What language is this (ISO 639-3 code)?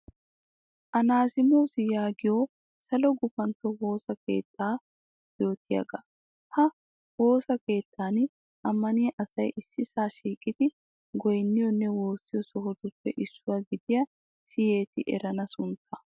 wal